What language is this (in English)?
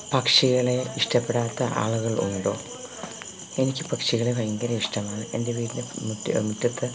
Malayalam